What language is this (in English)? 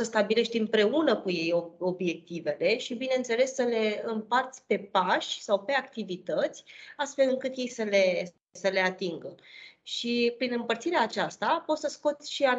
Romanian